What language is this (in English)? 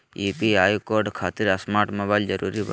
Magahi